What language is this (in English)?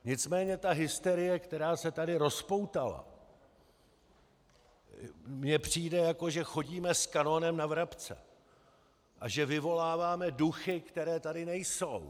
Czech